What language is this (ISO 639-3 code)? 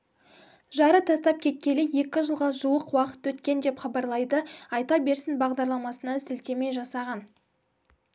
kaz